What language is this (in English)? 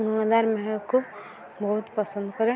Odia